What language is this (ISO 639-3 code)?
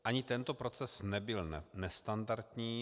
ces